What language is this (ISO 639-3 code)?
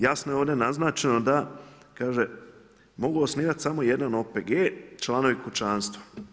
hrv